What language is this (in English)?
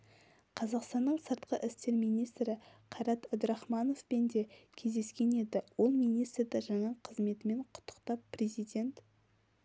Kazakh